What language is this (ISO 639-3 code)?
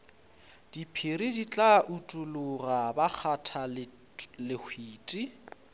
nso